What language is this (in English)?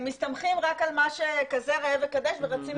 Hebrew